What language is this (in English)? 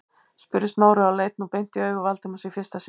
Icelandic